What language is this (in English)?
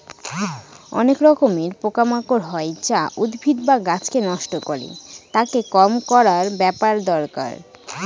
Bangla